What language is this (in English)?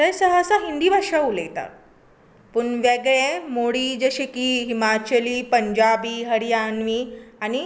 Konkani